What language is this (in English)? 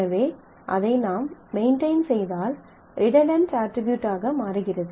Tamil